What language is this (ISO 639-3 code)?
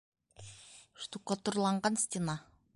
bak